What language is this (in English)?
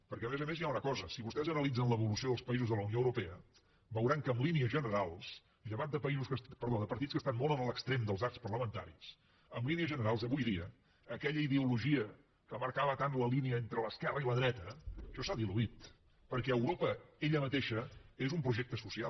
Catalan